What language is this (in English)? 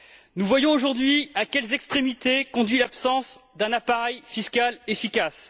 French